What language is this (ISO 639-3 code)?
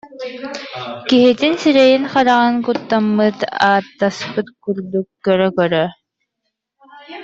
sah